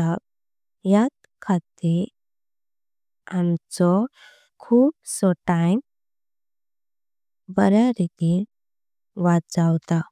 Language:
Konkani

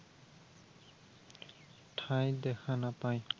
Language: Assamese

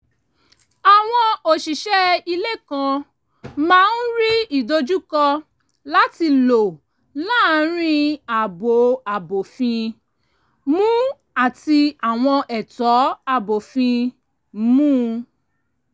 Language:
Yoruba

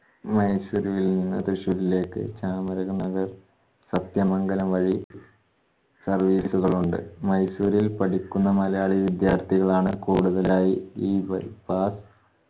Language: Malayalam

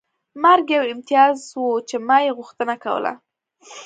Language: Pashto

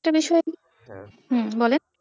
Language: Bangla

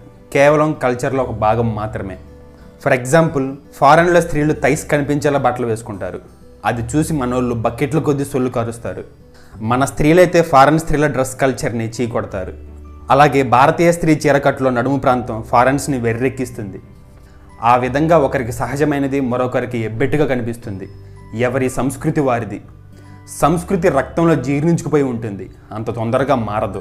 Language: Telugu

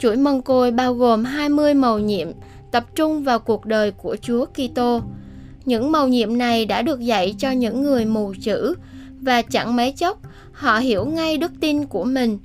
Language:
Vietnamese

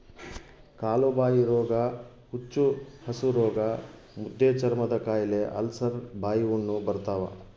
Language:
Kannada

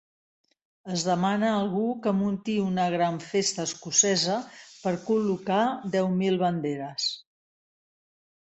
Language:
Catalan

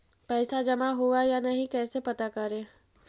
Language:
Magahi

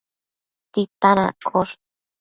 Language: Matsés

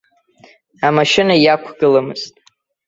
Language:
Abkhazian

